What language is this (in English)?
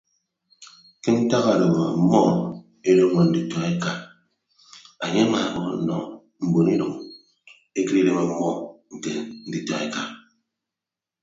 Ibibio